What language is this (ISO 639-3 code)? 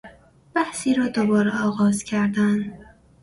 fas